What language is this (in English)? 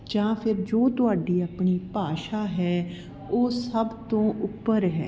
Punjabi